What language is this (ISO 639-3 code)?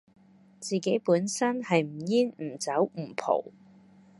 yue